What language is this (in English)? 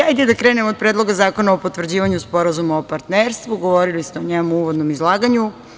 Serbian